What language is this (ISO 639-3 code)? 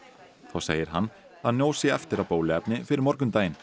isl